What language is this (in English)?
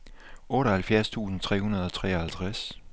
Danish